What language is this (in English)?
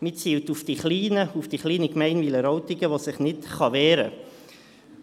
Swiss German